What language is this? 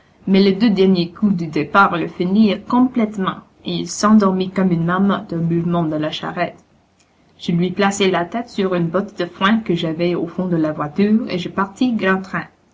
French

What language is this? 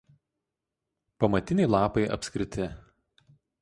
Lithuanian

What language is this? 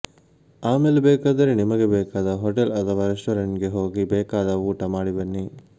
Kannada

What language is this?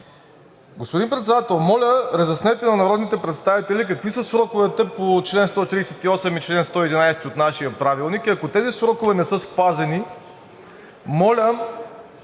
Bulgarian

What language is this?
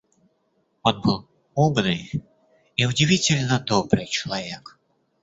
Russian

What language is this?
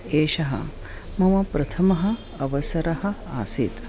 Sanskrit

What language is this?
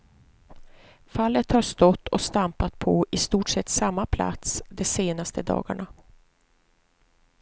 Swedish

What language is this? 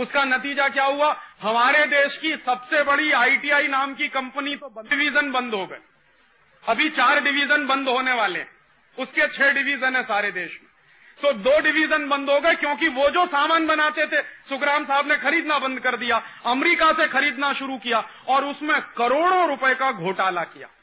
Hindi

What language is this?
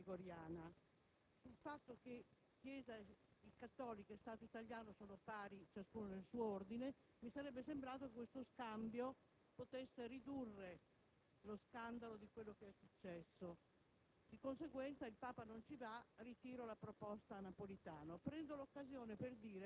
Italian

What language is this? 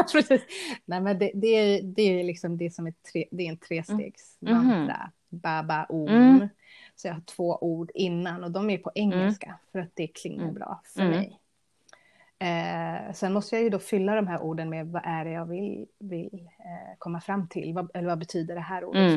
Swedish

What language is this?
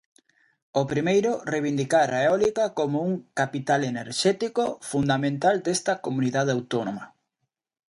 Galician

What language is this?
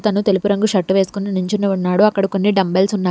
Telugu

